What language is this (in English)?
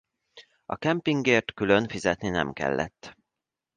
Hungarian